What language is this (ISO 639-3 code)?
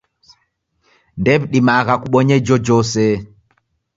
dav